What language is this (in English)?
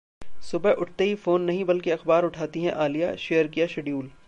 Hindi